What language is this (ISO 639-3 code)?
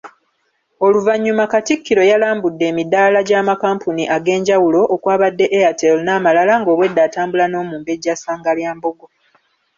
lug